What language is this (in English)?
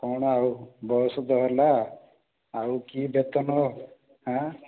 Odia